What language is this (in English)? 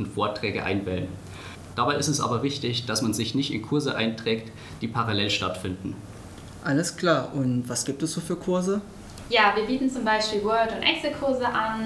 German